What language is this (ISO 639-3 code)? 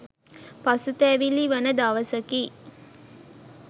sin